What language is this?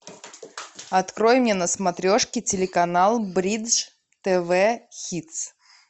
Russian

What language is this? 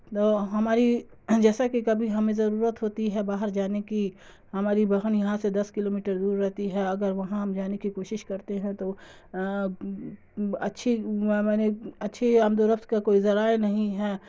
Urdu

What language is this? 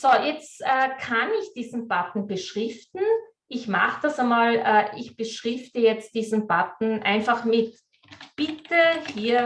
German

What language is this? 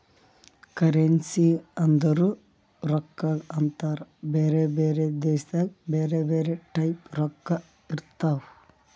Kannada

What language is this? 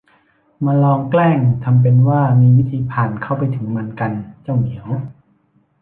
Thai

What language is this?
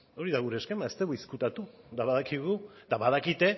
Basque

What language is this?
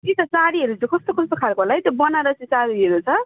Nepali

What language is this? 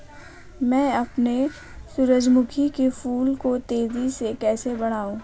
Hindi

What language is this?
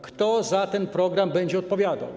Polish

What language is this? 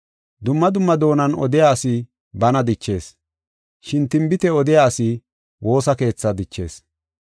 Gofa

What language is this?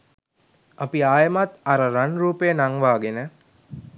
Sinhala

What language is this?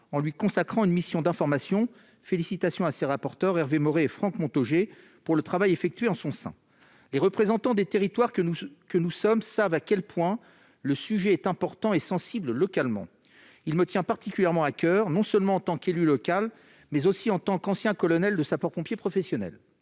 French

